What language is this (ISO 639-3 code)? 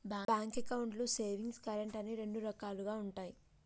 tel